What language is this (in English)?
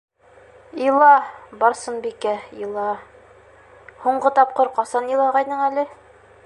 Bashkir